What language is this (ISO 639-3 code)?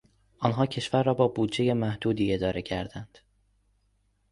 fas